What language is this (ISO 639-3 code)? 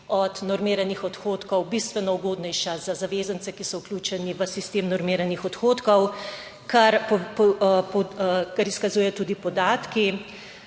slv